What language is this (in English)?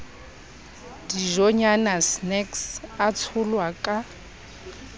Southern Sotho